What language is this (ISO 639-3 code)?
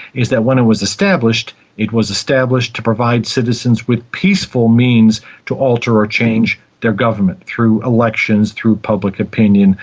eng